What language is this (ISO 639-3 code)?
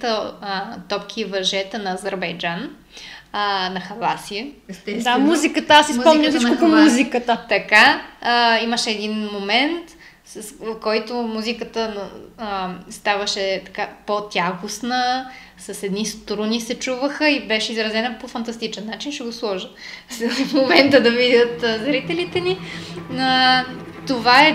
bul